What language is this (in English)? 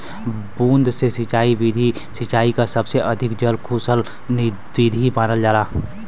Bhojpuri